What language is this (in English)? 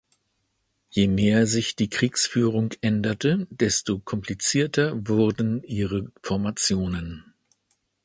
German